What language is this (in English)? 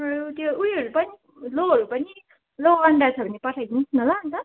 Nepali